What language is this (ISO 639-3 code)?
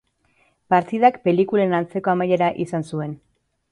eus